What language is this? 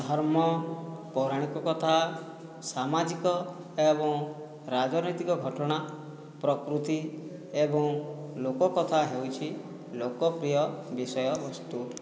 Odia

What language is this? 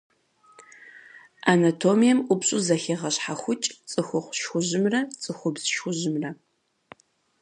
Kabardian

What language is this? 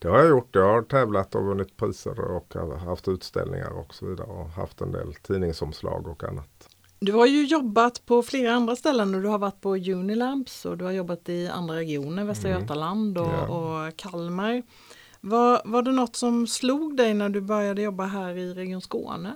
Swedish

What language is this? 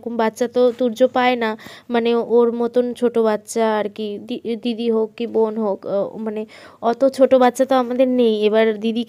Bangla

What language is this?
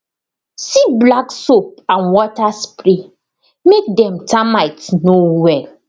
Nigerian Pidgin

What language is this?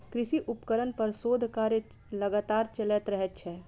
Maithili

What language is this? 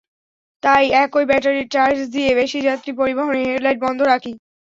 Bangla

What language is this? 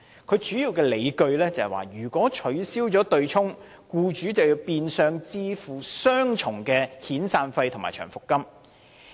Cantonese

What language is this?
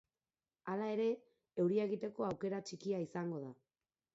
Basque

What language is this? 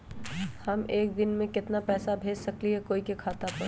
Magahi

